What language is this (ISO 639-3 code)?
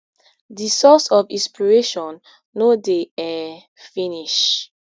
pcm